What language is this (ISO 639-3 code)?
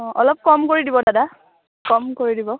asm